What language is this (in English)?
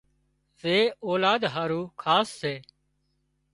Wadiyara Koli